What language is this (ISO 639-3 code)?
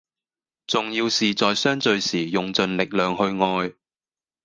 yue